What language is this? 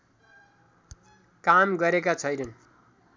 Nepali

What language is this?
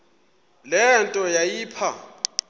Xhosa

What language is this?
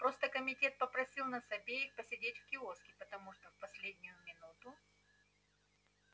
Russian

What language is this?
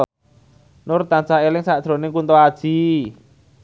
Javanese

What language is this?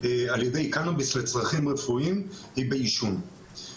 Hebrew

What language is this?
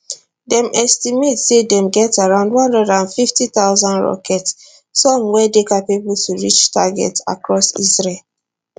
Nigerian Pidgin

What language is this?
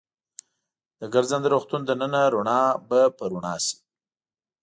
Pashto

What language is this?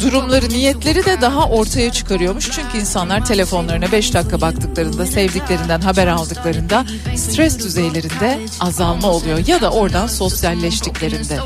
Turkish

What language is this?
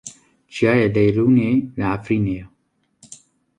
Kurdish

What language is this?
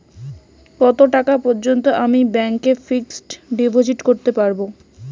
Bangla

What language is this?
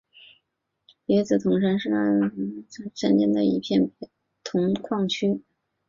Chinese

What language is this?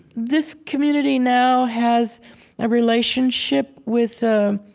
English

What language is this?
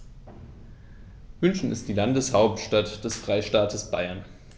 German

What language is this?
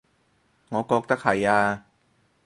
Cantonese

